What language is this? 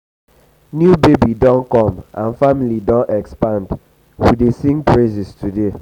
Nigerian Pidgin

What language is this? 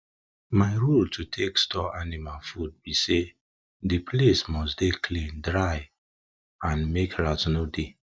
Nigerian Pidgin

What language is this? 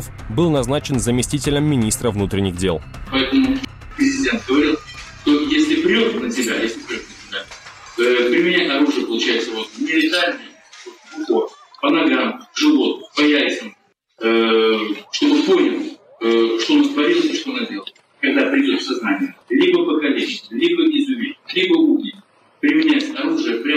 Russian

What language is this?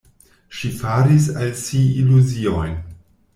Esperanto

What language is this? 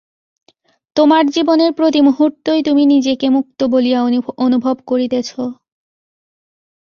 Bangla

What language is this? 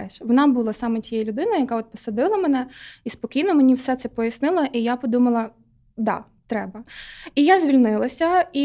Ukrainian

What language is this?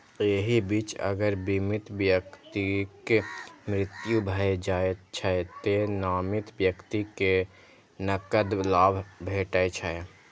Maithili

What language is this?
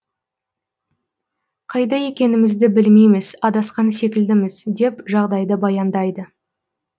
Kazakh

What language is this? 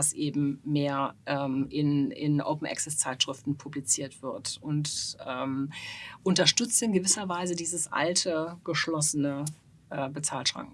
German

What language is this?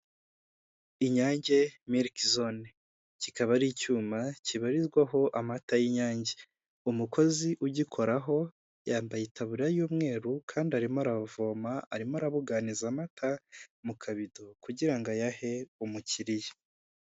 Kinyarwanda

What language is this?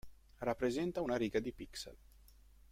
Italian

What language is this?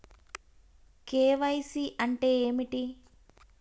Telugu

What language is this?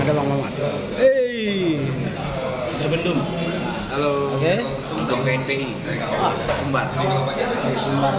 Indonesian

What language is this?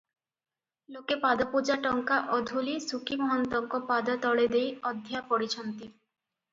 Odia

